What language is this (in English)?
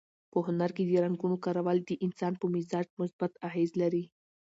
Pashto